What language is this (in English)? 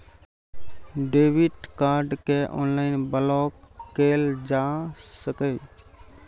Maithili